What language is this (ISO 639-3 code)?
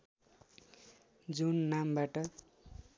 nep